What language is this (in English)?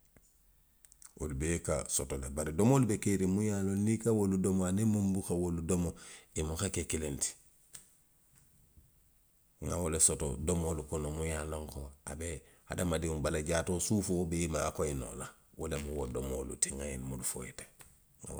Western Maninkakan